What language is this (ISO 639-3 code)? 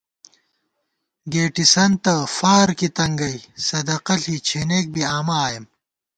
gwt